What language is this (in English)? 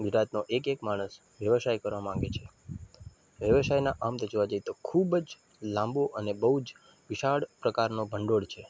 Gujarati